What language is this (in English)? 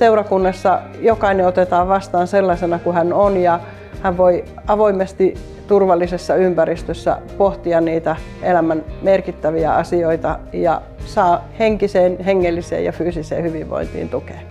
Finnish